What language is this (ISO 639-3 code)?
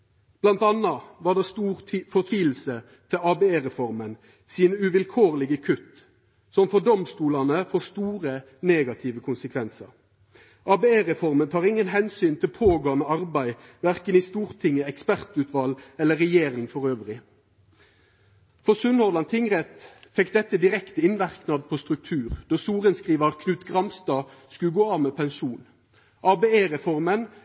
nno